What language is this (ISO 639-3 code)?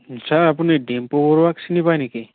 asm